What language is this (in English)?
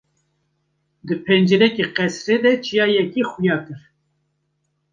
Kurdish